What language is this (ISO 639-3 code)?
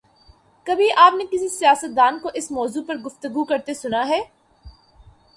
urd